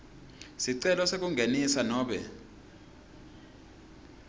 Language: Swati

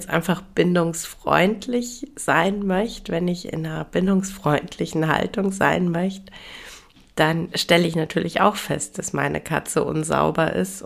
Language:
German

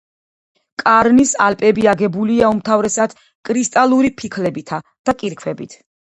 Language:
Georgian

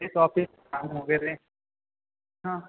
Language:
Marathi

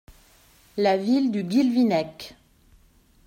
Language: French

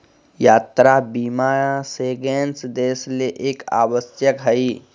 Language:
Magahi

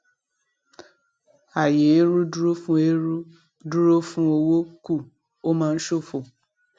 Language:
Yoruba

